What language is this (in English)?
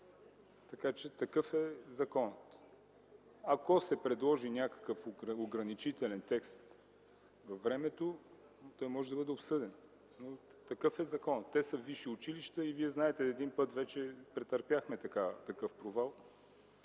Bulgarian